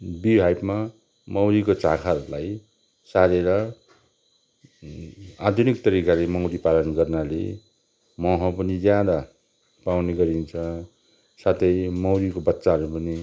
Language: Nepali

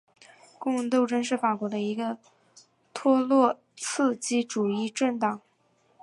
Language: Chinese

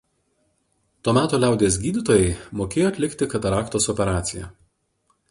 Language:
Lithuanian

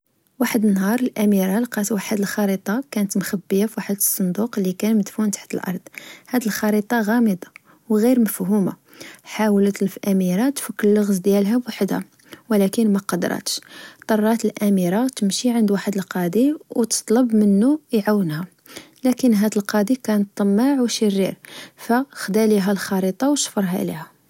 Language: Moroccan Arabic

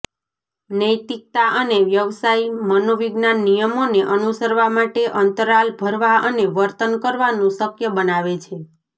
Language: Gujarati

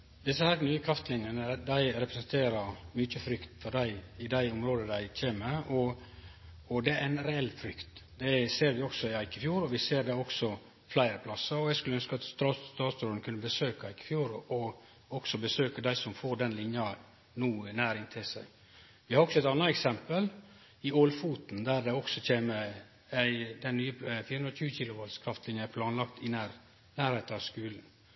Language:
Norwegian Nynorsk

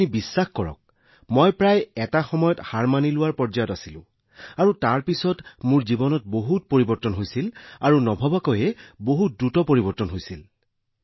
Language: Assamese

